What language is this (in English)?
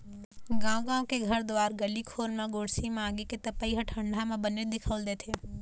Chhattisgarhi